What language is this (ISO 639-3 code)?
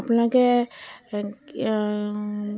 asm